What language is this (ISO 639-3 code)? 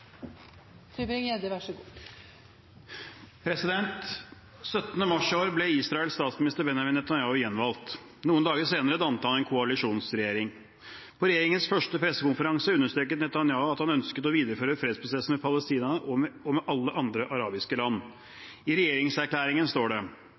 nob